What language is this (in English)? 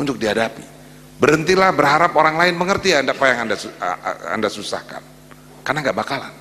Indonesian